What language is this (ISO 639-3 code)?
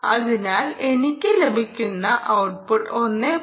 mal